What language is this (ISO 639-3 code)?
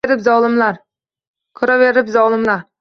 uzb